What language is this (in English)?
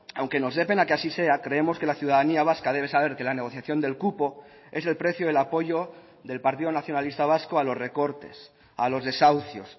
Spanish